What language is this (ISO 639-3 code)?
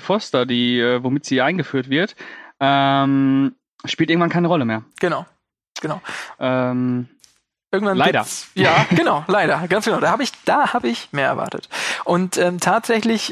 deu